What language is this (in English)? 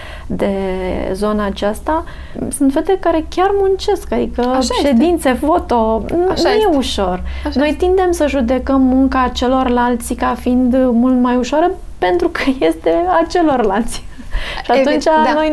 Romanian